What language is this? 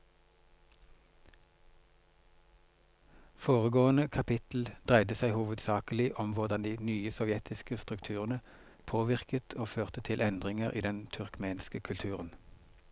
Norwegian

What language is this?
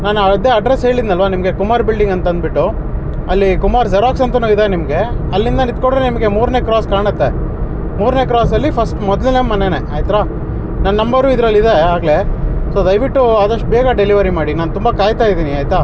Kannada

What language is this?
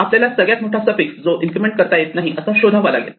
Marathi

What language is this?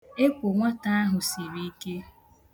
Igbo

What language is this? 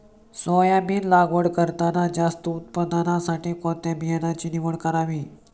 Marathi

